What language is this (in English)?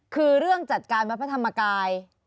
Thai